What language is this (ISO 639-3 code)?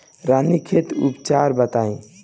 bho